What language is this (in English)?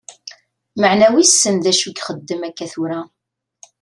Kabyle